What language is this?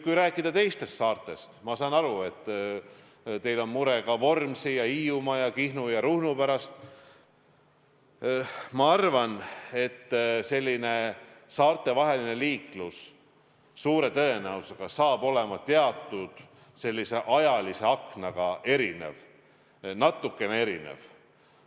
Estonian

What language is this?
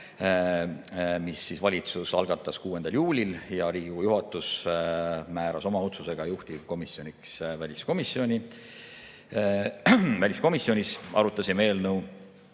Estonian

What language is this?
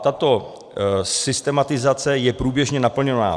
Czech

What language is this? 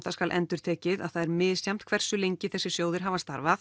Icelandic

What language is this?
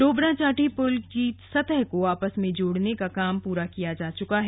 Hindi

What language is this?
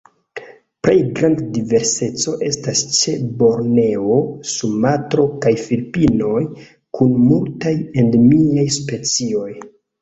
Esperanto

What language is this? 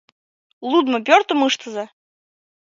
Mari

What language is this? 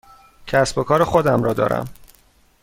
Persian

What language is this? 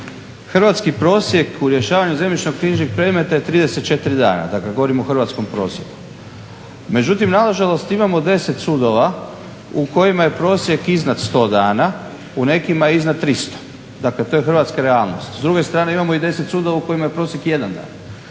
Croatian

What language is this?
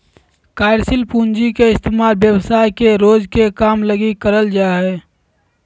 Magahi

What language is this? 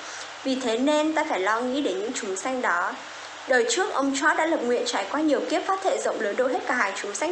Vietnamese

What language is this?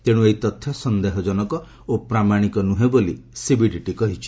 Odia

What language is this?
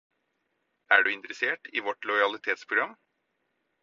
Norwegian Bokmål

